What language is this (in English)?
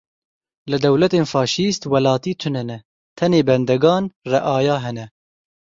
Kurdish